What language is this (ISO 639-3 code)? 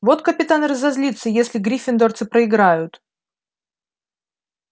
rus